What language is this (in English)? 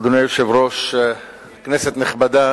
Hebrew